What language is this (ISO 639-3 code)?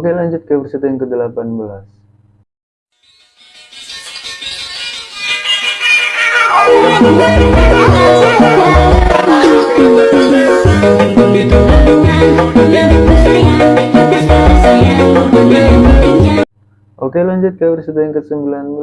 ind